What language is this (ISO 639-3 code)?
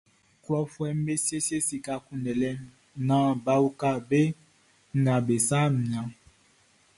bci